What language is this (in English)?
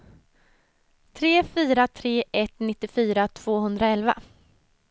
Swedish